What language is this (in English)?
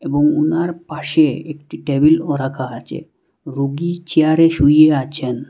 Bangla